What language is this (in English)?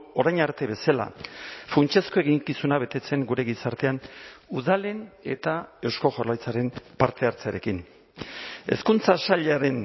Basque